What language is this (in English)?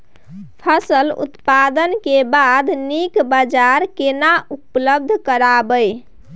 Maithili